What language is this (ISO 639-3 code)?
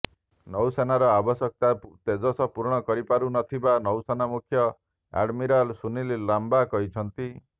ori